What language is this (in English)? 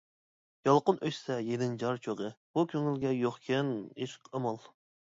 Uyghur